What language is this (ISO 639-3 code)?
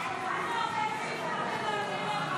heb